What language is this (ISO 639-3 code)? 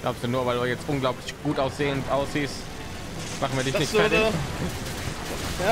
deu